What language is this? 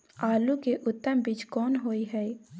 Maithili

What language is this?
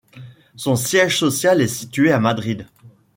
French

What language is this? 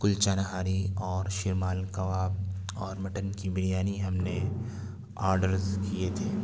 Urdu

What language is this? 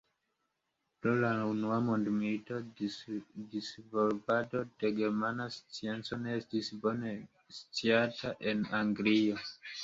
Esperanto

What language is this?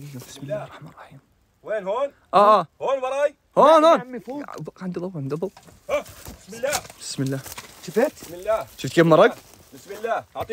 Arabic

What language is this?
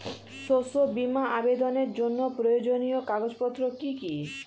Bangla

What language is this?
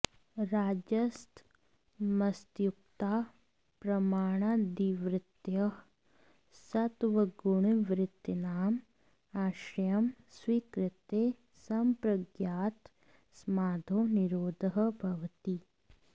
Sanskrit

